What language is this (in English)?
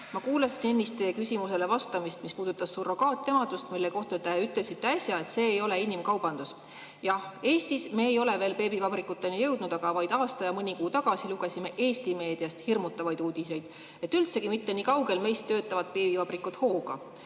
Estonian